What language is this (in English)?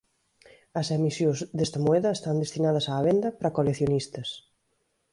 Galician